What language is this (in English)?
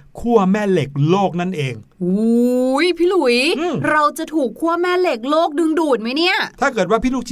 Thai